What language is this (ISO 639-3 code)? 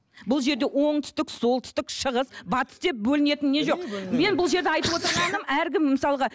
kaz